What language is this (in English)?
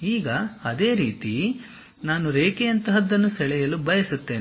Kannada